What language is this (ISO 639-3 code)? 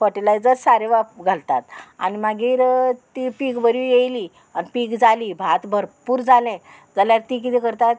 kok